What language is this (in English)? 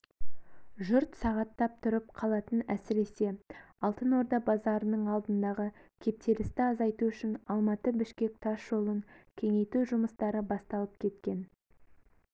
Kazakh